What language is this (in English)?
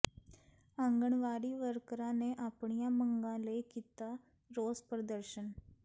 Punjabi